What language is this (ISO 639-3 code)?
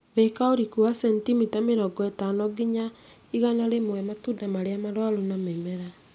kik